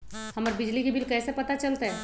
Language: Magahi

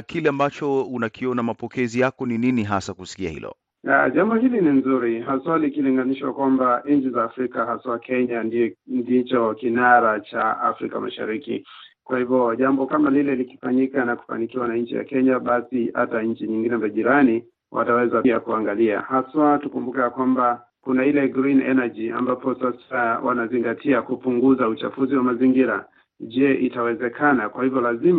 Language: Swahili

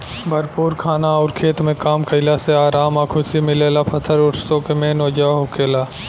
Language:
Bhojpuri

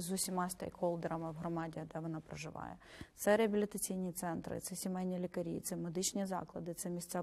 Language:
Ukrainian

